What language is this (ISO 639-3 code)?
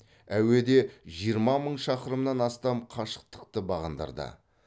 kaz